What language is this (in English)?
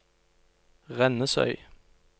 Norwegian